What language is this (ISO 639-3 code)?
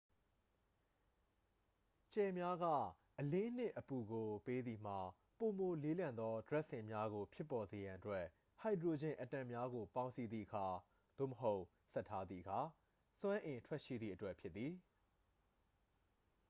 mya